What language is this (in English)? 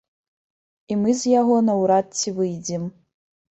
Belarusian